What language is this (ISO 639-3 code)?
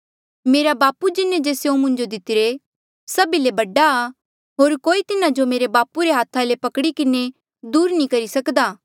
mjl